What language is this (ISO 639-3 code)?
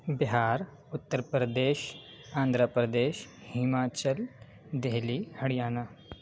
urd